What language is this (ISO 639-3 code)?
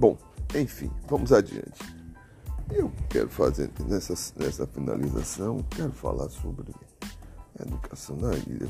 por